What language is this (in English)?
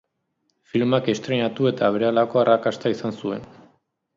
Basque